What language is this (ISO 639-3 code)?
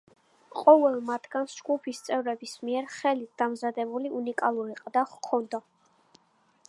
kat